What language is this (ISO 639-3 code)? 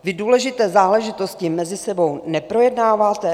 ces